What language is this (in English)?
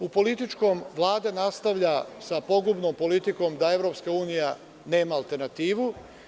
Serbian